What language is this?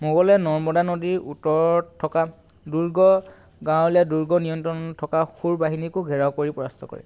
Assamese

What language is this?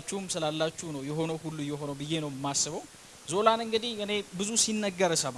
Amharic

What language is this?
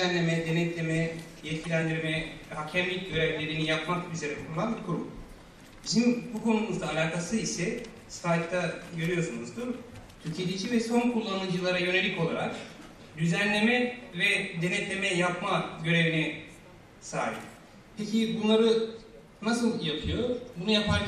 Turkish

